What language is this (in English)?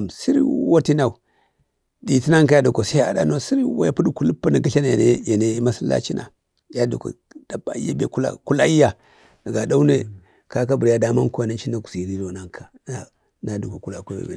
Bade